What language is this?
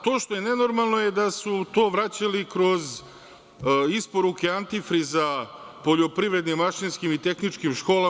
Serbian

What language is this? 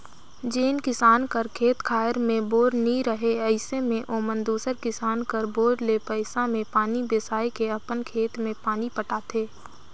Chhattisgarhi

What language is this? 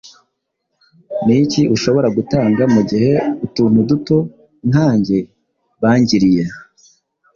Kinyarwanda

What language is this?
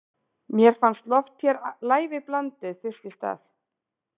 Icelandic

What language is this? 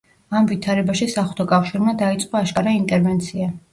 Georgian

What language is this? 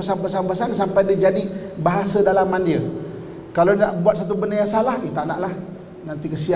Malay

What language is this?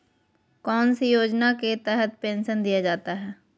Magahi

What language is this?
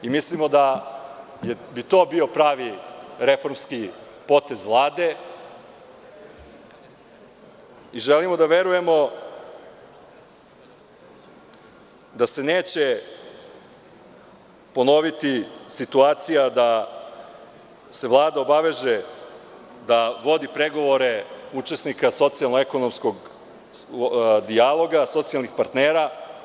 Serbian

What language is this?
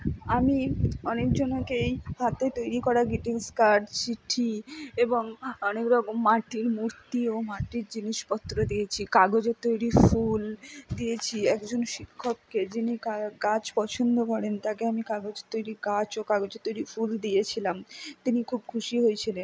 Bangla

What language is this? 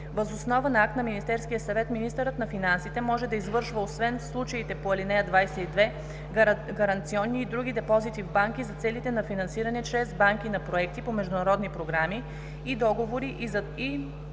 Bulgarian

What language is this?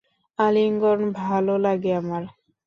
Bangla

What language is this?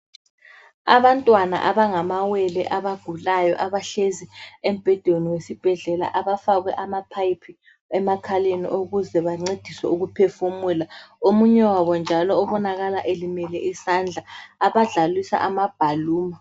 North Ndebele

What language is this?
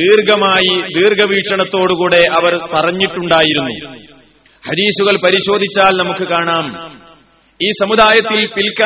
Malayalam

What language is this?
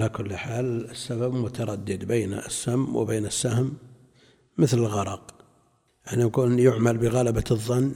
Arabic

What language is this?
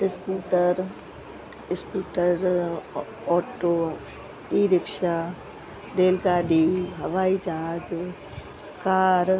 Sindhi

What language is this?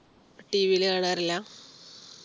Malayalam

